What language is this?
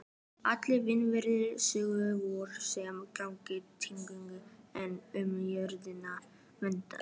Icelandic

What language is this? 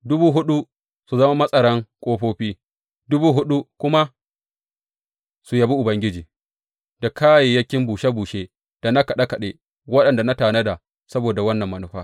Hausa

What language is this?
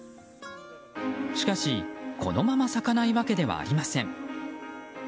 Japanese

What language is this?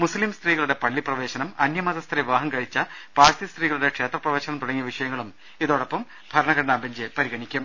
Malayalam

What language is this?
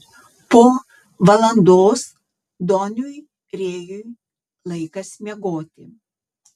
Lithuanian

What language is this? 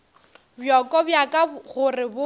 Northern Sotho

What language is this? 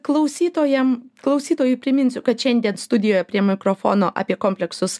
Lithuanian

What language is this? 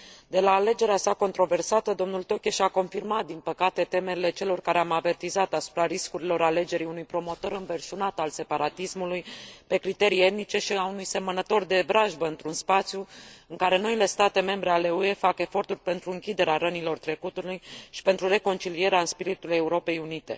Romanian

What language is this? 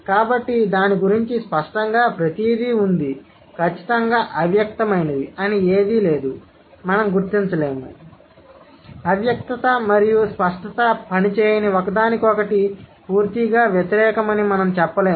Telugu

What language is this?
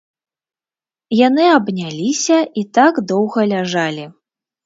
Belarusian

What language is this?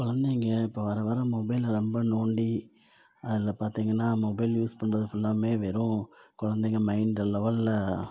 Tamil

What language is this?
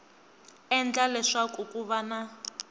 Tsonga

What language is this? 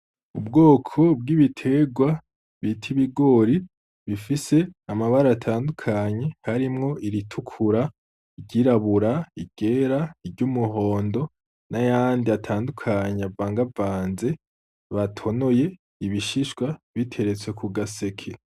Rundi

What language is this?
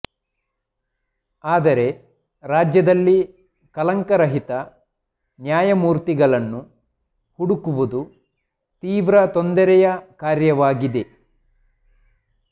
Kannada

